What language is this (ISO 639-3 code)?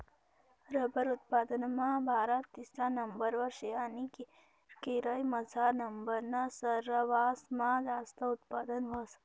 mar